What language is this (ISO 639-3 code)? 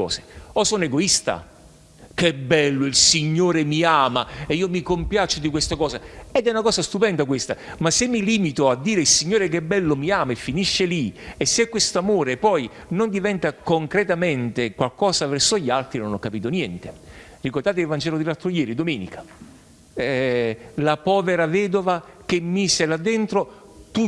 ita